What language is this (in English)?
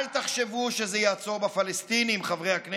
Hebrew